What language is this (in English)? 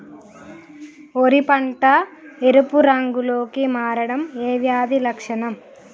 Telugu